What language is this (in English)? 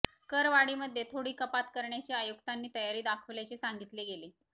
Marathi